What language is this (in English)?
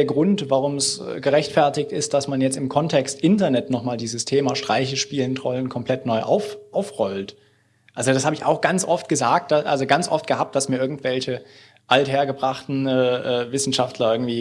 German